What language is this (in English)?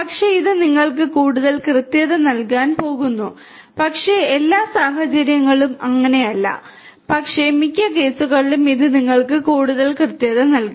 Malayalam